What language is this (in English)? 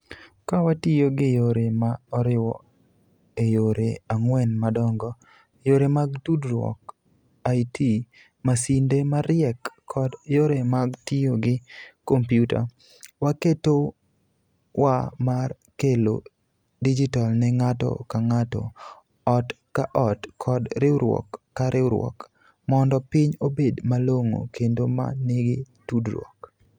Luo (Kenya and Tanzania)